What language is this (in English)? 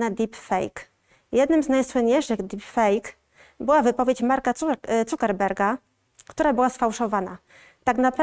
Polish